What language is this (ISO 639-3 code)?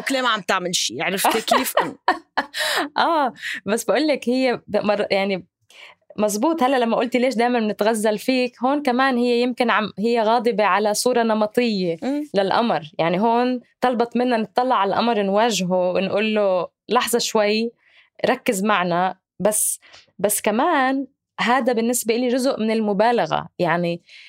ara